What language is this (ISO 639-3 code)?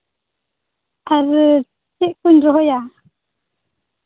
sat